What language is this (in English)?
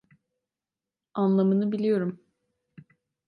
Turkish